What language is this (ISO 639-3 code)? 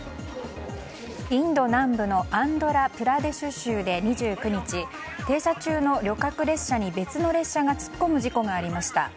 jpn